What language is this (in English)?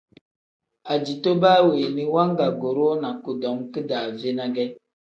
Tem